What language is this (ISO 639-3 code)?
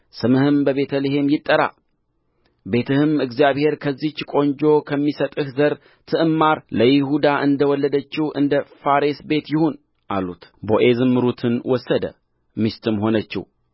amh